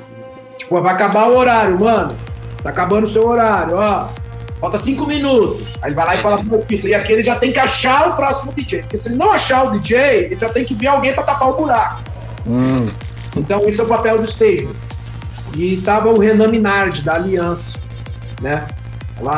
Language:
Portuguese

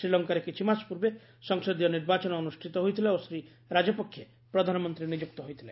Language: Odia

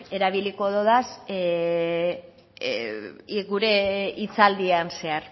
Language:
Basque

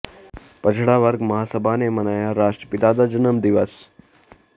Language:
Punjabi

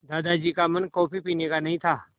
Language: Hindi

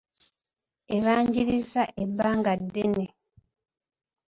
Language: Ganda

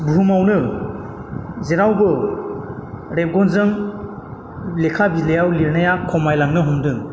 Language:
Bodo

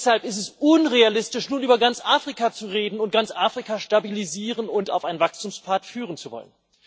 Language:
German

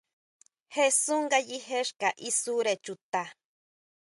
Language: Huautla Mazatec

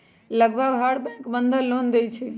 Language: Magahi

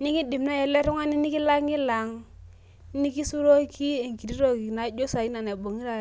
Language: Masai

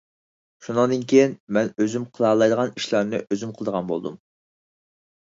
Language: Uyghur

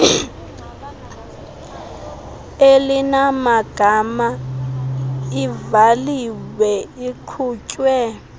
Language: Xhosa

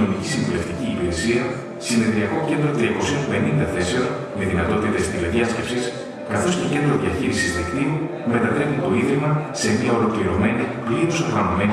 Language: Greek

